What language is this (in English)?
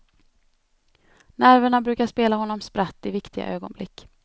Swedish